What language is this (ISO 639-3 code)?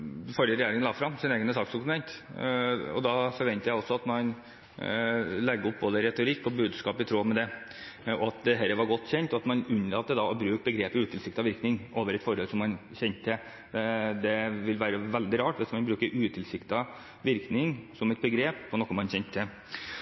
nob